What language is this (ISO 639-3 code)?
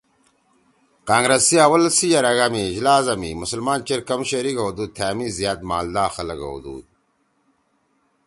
trw